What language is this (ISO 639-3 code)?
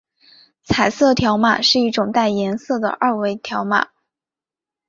zho